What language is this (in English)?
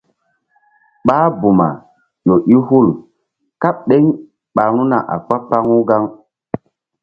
Mbum